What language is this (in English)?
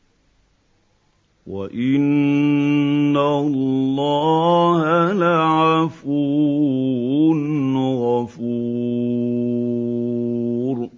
Arabic